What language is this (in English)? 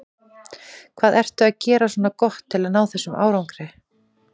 Icelandic